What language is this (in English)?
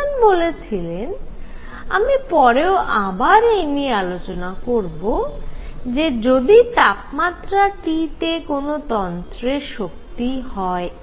Bangla